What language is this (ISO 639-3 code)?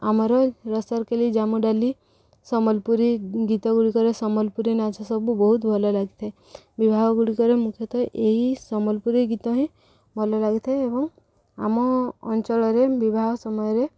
ori